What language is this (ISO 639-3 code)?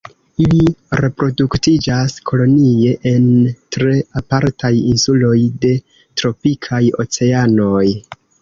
epo